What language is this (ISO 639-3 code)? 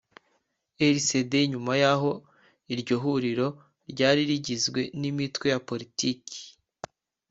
kin